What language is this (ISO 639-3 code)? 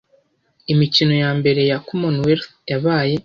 kin